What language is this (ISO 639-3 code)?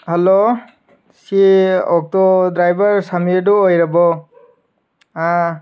mni